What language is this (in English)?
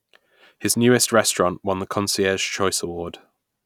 English